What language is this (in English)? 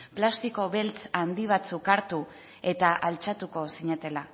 Basque